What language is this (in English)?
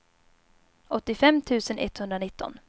Swedish